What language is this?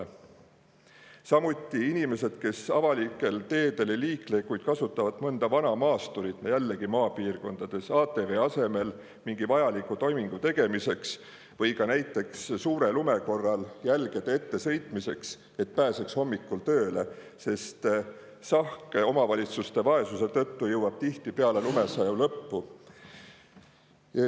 Estonian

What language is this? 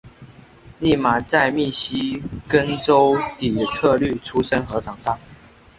Chinese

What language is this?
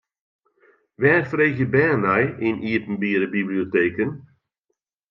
Western Frisian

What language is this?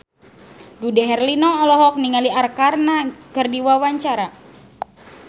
Sundanese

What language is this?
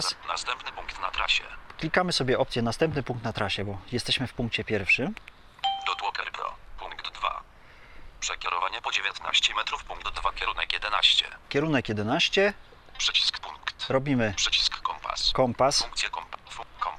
Polish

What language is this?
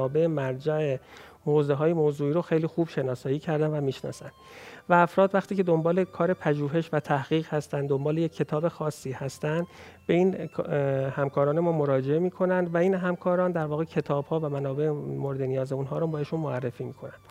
Persian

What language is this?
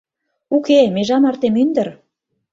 Mari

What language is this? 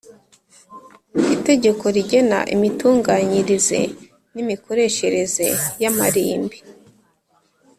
Kinyarwanda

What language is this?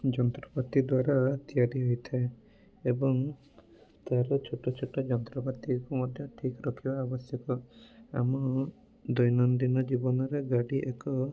Odia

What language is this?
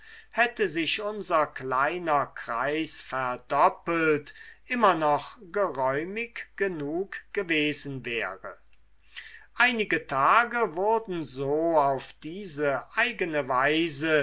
German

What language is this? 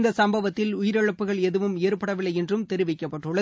Tamil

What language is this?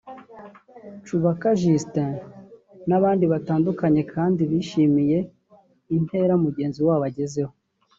Kinyarwanda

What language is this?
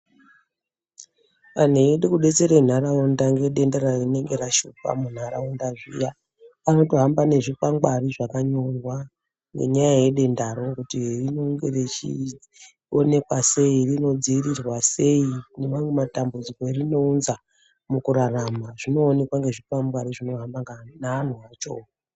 Ndau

